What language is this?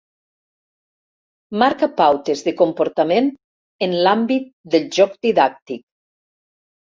Catalan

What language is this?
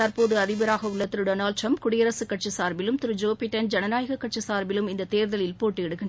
Tamil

